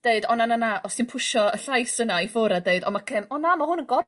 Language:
Welsh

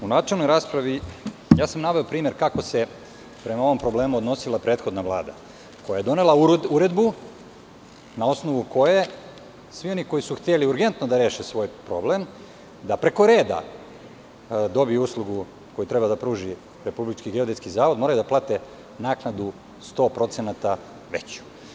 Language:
Serbian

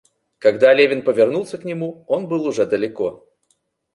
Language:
Russian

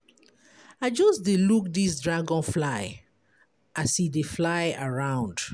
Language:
Nigerian Pidgin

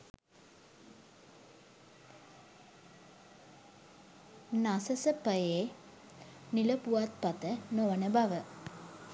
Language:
Sinhala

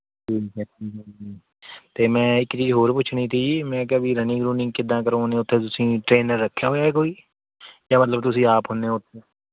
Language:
Punjabi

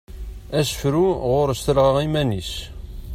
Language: Kabyle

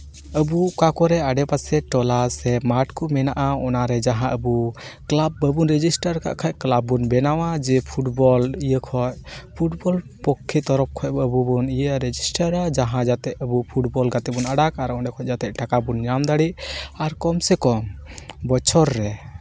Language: Santali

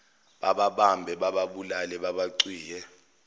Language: Zulu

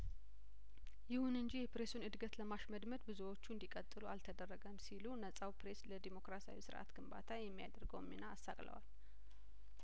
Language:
Amharic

